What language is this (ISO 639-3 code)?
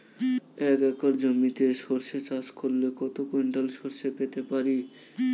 ben